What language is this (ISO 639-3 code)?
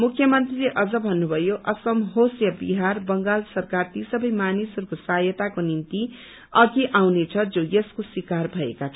nep